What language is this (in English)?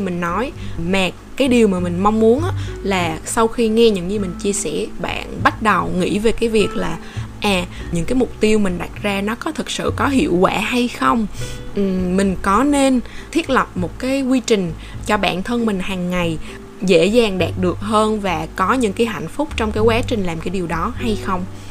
Vietnamese